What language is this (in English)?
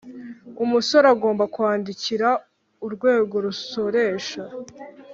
Kinyarwanda